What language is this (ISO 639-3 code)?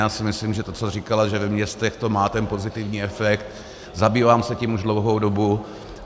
ces